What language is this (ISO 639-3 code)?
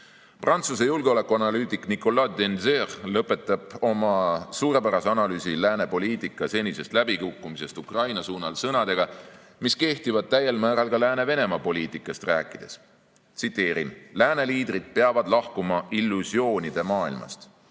est